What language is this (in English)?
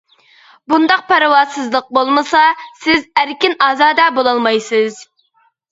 Uyghur